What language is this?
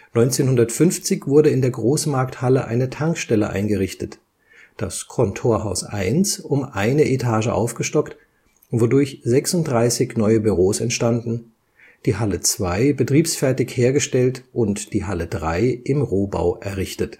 German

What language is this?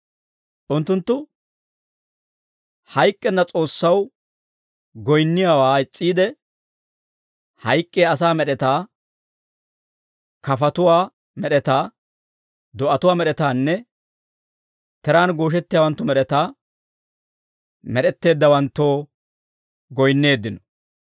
Dawro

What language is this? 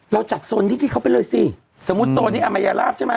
Thai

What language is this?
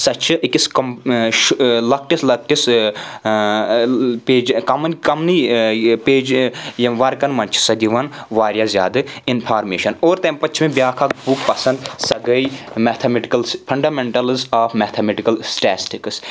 Kashmiri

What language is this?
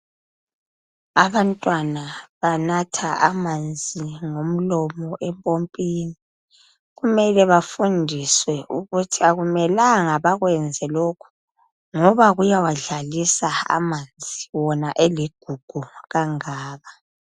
North Ndebele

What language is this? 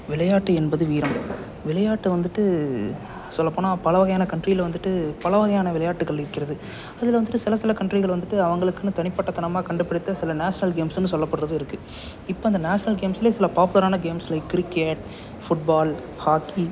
Tamil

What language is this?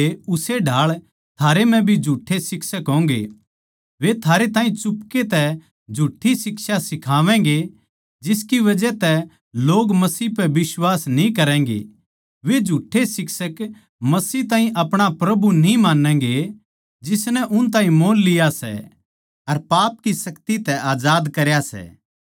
Haryanvi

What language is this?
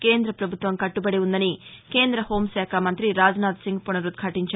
Telugu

